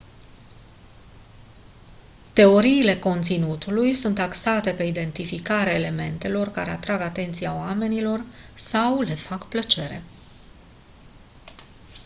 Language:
Romanian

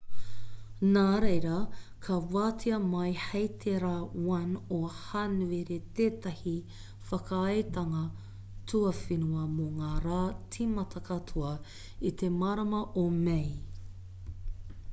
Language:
Māori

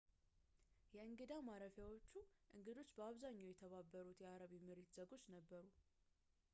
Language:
Amharic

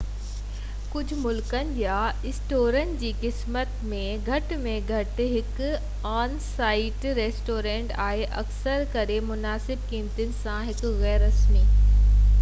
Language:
Sindhi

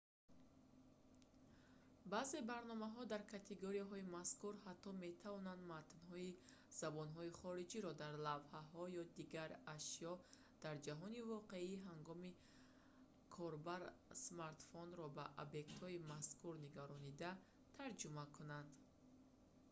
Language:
Tajik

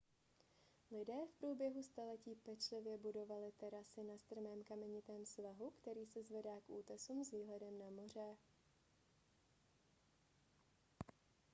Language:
Czech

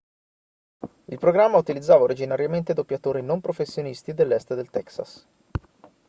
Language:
Italian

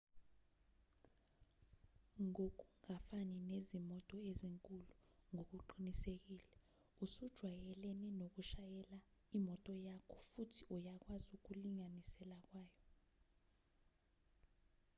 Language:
Zulu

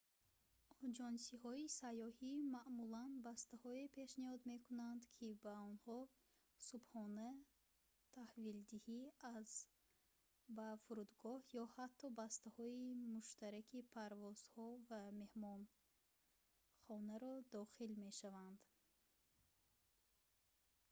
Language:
Tajik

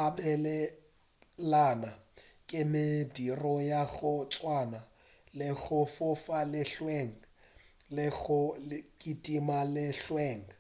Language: Northern Sotho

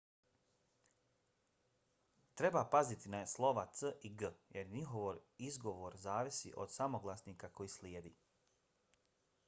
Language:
Bosnian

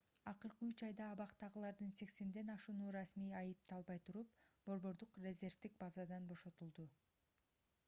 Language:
Kyrgyz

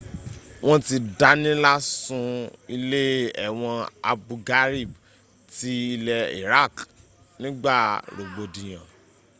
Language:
Yoruba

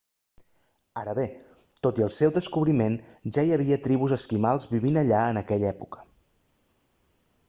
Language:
Catalan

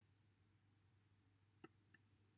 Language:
Welsh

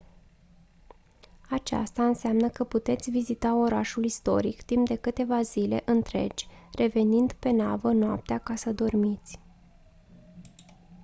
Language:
Romanian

